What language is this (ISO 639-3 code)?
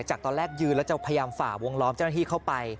tha